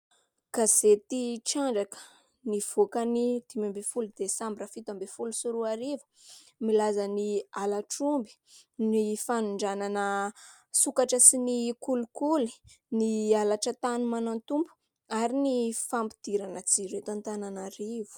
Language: Malagasy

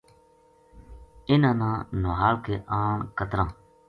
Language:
Gujari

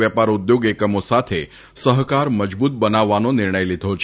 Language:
Gujarati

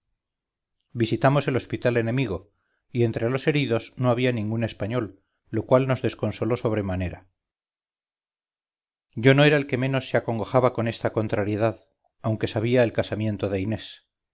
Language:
Spanish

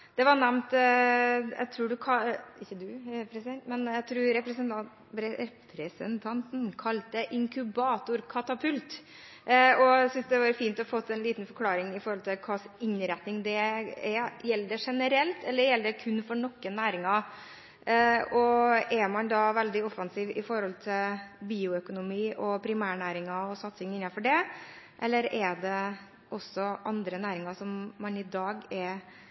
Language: Norwegian Bokmål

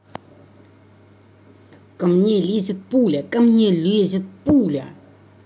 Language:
Russian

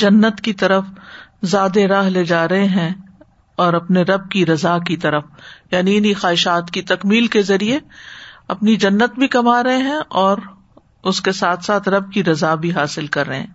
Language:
Urdu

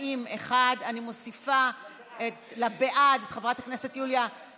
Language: Hebrew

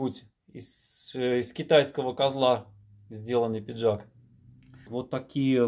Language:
Russian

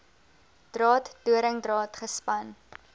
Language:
Afrikaans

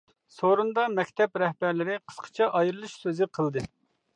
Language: Uyghur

